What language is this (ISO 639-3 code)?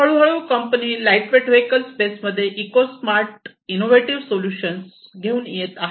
mar